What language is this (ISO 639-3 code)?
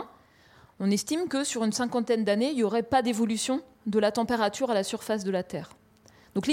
fra